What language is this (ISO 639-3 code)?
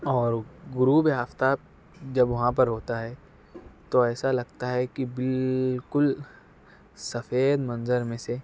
urd